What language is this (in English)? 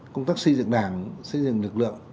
Vietnamese